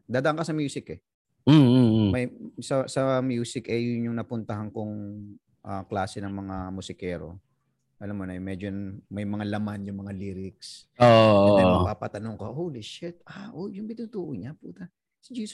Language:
Filipino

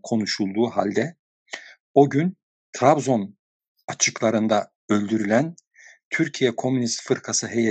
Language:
Turkish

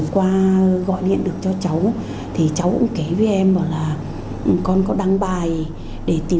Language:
Vietnamese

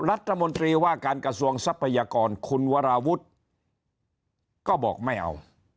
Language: Thai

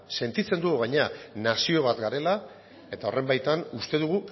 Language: Basque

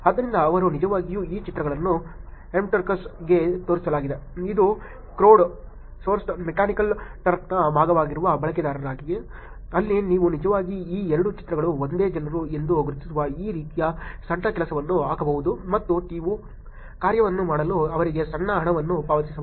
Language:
Kannada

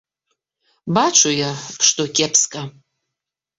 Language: Belarusian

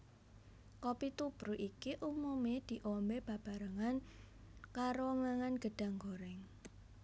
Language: Javanese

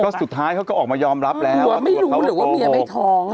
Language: Thai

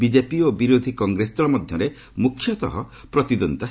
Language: Odia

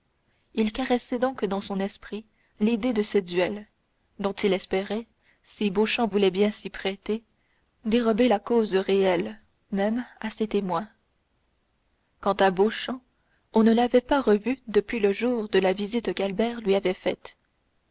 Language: French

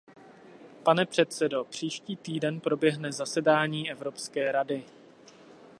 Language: Czech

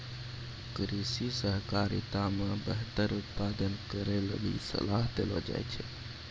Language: Maithili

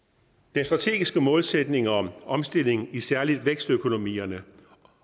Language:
Danish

